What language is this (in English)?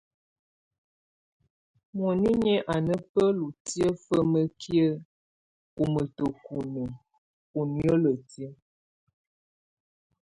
Tunen